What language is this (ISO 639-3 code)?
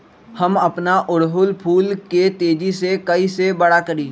mag